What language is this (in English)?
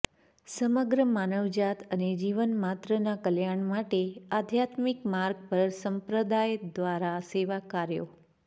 Gujarati